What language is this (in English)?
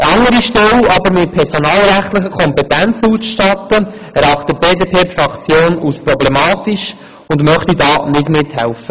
Swiss German